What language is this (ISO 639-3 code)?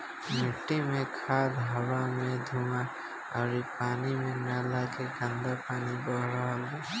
bho